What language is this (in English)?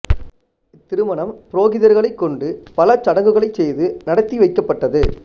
Tamil